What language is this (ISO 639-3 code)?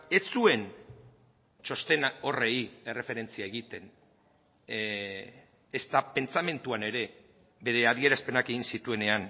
eus